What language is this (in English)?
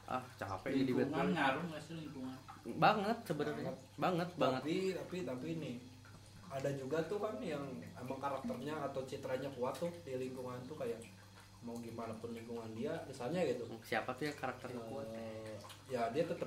Indonesian